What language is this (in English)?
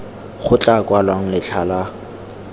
Tswana